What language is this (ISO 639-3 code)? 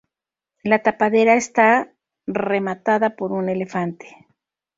spa